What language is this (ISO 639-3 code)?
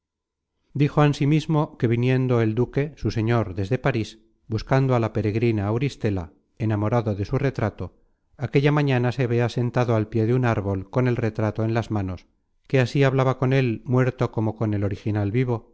spa